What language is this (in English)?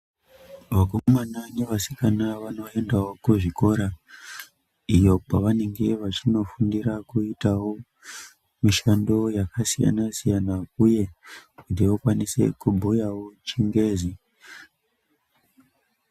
Ndau